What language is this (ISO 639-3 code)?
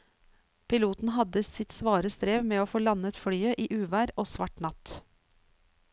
nor